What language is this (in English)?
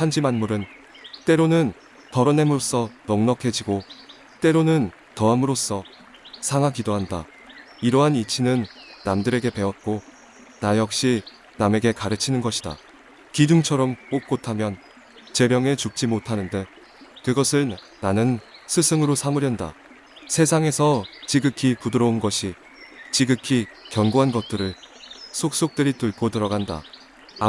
Korean